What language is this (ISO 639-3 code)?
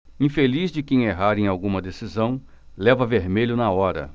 por